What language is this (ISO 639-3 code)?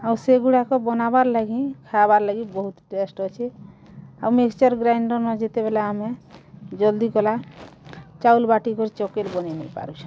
ori